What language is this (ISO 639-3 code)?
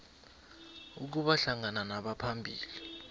nbl